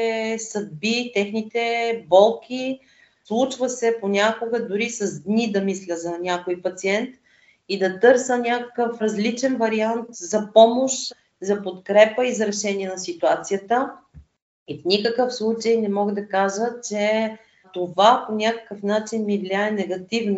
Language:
Bulgarian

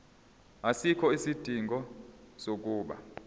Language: Zulu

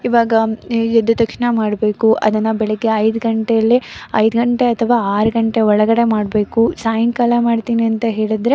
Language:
Kannada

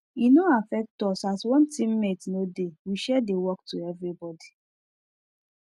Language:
Nigerian Pidgin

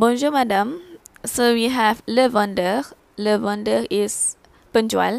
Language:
Malay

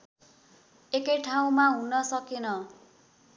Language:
Nepali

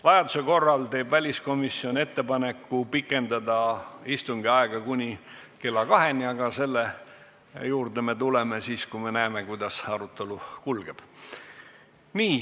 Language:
Estonian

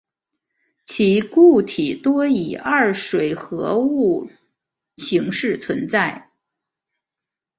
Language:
Chinese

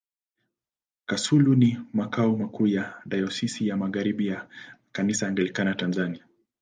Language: Swahili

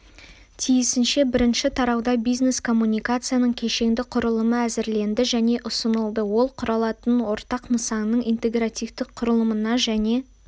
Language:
Kazakh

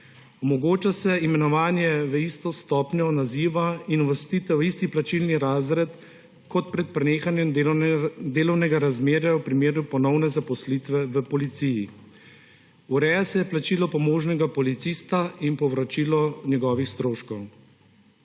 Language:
Slovenian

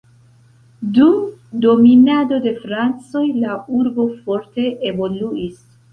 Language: Esperanto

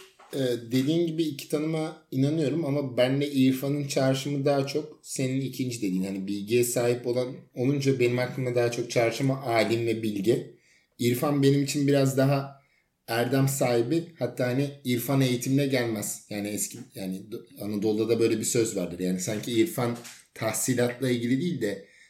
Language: Turkish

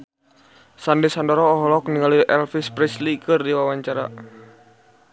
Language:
Sundanese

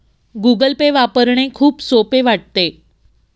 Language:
Marathi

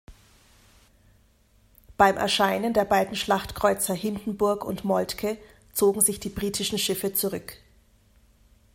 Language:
German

